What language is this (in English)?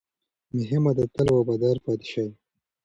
Pashto